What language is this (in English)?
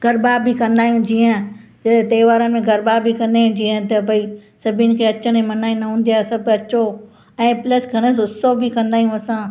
Sindhi